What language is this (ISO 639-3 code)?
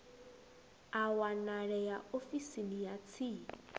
ven